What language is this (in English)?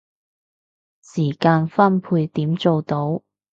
Cantonese